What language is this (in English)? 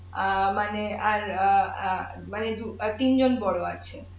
Bangla